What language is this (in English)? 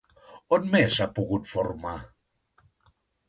Catalan